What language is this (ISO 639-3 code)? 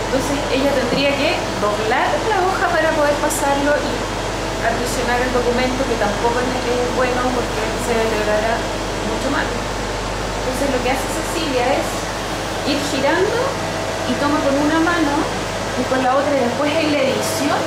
spa